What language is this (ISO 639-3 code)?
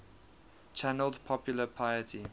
eng